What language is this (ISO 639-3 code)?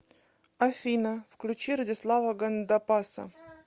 rus